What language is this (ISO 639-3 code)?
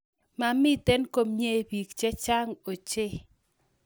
kln